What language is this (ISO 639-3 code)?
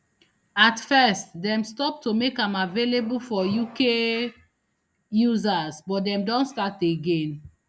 pcm